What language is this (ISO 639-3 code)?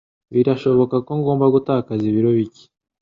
kin